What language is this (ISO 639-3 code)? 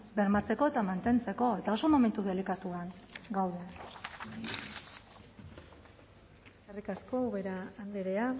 eus